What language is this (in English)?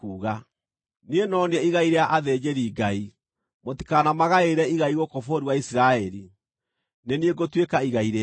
Kikuyu